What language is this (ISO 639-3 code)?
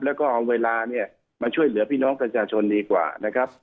tha